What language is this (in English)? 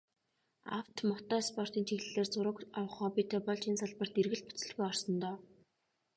Mongolian